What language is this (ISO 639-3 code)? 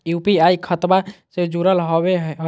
mag